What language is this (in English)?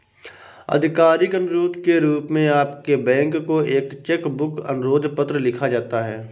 Hindi